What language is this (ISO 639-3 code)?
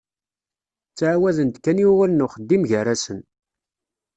kab